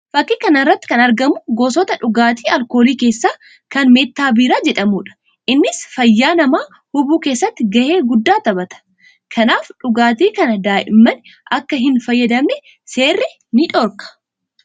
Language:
Oromo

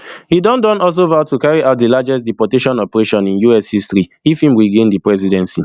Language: Nigerian Pidgin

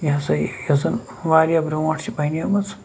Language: Kashmiri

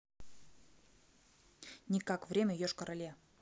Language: Russian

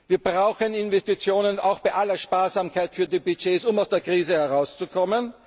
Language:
German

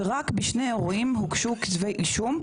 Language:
Hebrew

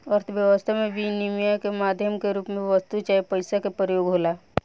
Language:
Bhojpuri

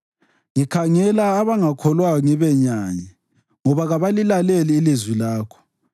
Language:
North Ndebele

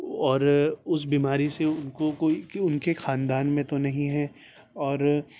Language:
Urdu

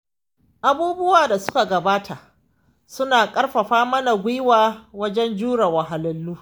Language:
Hausa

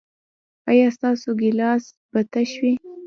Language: Pashto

